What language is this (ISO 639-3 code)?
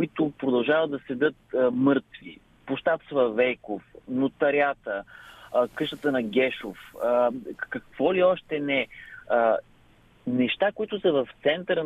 bul